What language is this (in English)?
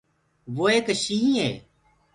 Gurgula